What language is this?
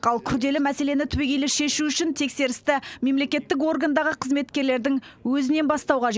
Kazakh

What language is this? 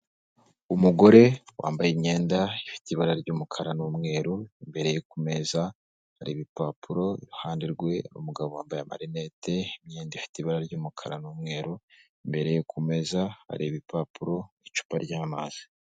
Kinyarwanda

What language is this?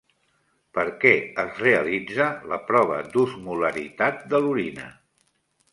Catalan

